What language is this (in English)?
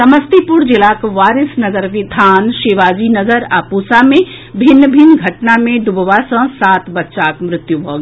Maithili